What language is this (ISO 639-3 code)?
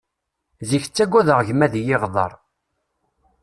kab